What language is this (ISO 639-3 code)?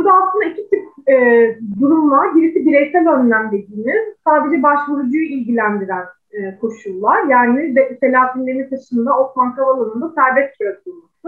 tur